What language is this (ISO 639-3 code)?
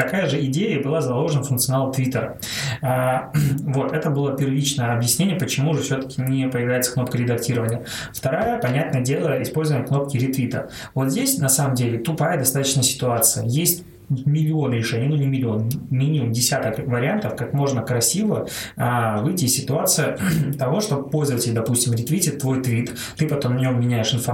rus